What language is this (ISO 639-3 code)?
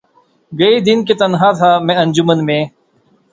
urd